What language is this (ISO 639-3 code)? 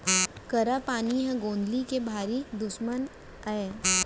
hne